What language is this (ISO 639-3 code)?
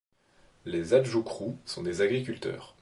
fra